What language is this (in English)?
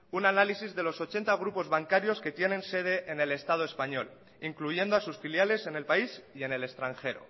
Spanish